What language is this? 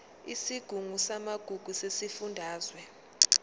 Zulu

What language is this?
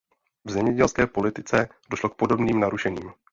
Czech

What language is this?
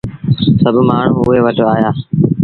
Sindhi Bhil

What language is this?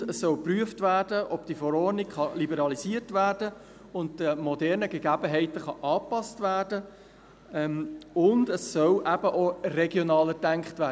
Swiss German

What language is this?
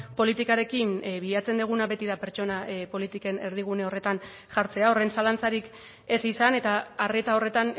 Basque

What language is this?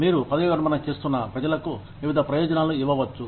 Telugu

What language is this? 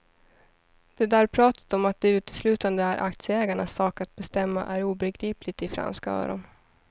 Swedish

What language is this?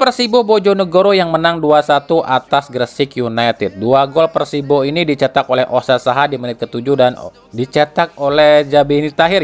Indonesian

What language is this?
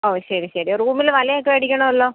Malayalam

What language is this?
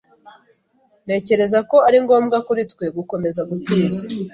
Kinyarwanda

